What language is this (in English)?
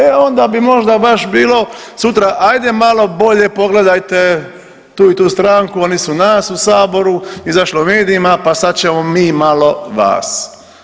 Croatian